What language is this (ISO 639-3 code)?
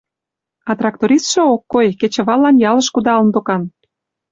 chm